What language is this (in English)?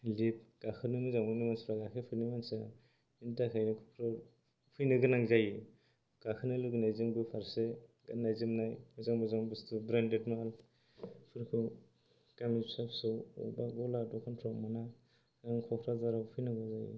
Bodo